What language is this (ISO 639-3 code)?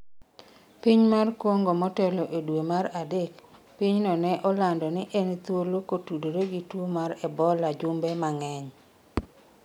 luo